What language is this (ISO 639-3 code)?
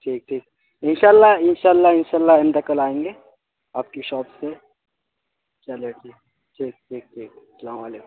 urd